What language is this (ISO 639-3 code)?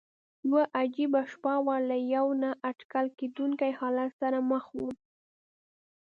pus